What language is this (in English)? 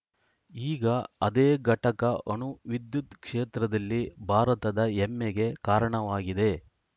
Kannada